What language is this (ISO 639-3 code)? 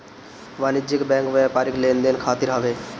bho